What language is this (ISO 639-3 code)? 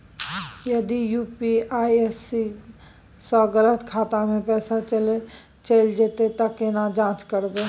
mai